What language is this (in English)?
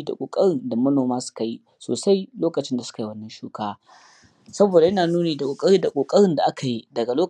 Hausa